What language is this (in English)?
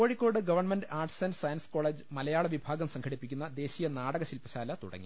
Malayalam